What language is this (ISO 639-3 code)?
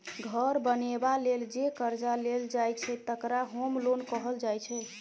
mai